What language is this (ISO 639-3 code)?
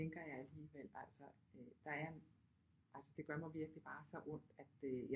dan